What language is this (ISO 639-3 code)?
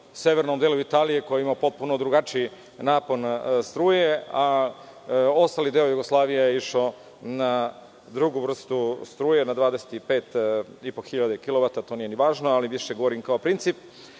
srp